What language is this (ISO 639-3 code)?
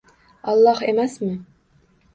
uzb